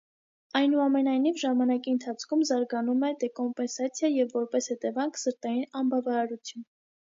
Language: Armenian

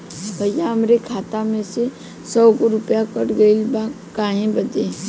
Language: Bhojpuri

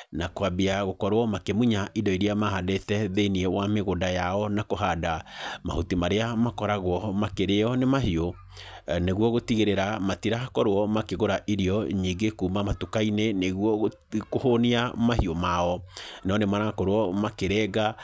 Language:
Kikuyu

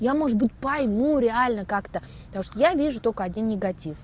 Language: Russian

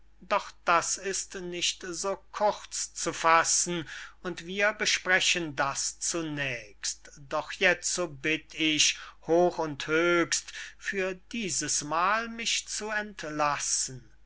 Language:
German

